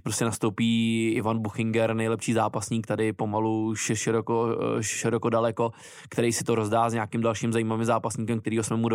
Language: Czech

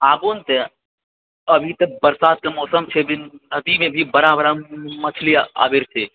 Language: Maithili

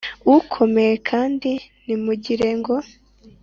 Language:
Kinyarwanda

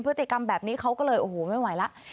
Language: Thai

